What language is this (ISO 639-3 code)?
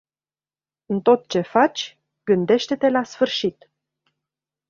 ron